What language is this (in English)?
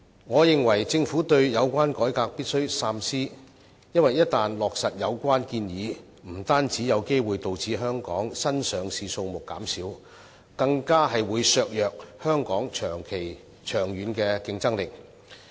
Cantonese